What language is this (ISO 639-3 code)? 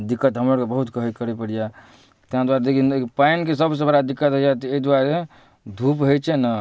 mai